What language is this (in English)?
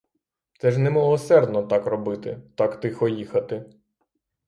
Ukrainian